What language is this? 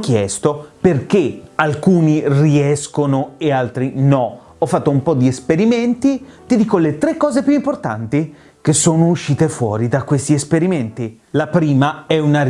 Italian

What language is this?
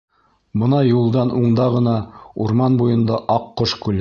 Bashkir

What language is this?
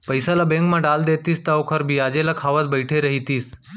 Chhattisgarhi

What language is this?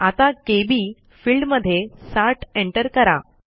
Marathi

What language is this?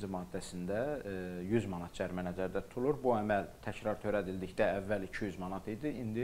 Turkish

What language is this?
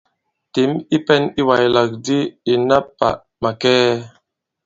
Bankon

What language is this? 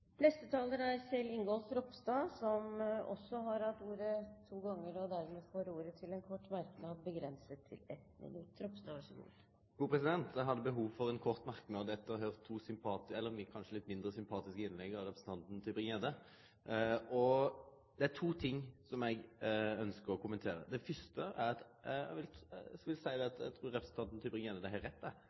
Norwegian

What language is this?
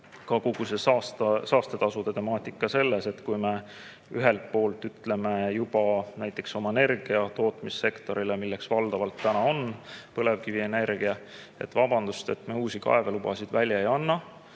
Estonian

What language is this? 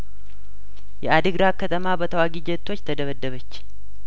Amharic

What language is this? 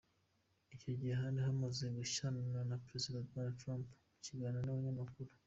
Kinyarwanda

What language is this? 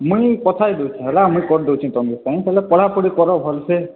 Odia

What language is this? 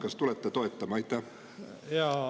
Estonian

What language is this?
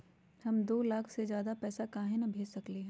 Magahi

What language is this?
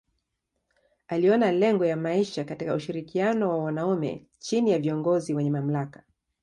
Swahili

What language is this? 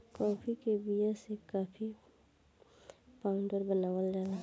Bhojpuri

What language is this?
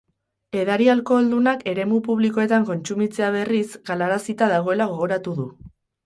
Basque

